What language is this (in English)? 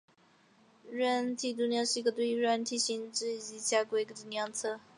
Chinese